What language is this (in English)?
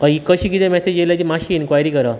Konkani